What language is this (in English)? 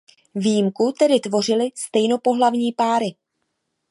Czech